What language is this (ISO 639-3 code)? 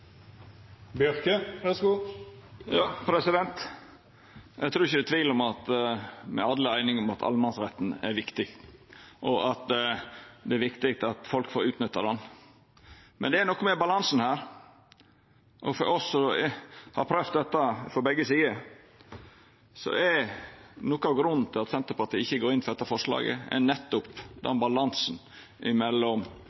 nno